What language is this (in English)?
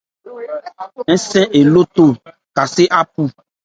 Ebrié